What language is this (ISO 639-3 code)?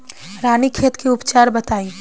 bho